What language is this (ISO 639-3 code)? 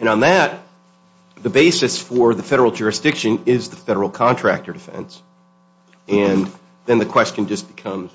eng